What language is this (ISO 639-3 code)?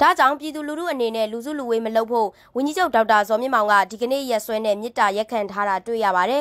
tha